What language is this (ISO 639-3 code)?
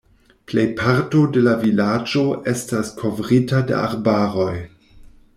epo